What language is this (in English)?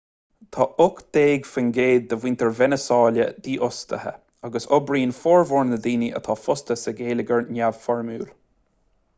Irish